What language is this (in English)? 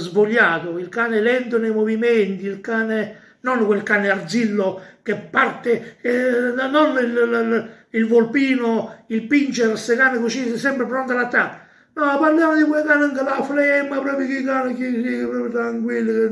Italian